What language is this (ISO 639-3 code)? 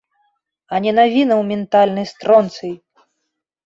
bel